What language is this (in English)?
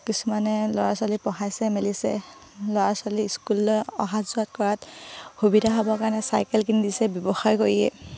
Assamese